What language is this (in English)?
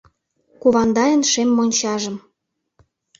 Mari